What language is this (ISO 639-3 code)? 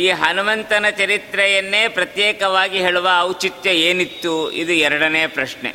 kan